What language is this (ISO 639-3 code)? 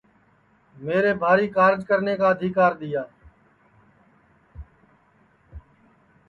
ssi